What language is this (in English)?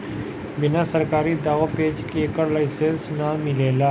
Bhojpuri